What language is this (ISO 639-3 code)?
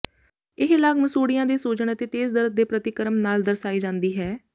pan